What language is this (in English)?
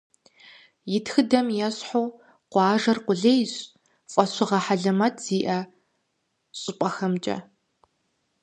Kabardian